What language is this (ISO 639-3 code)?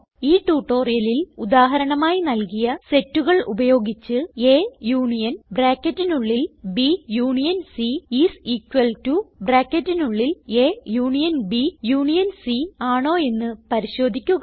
mal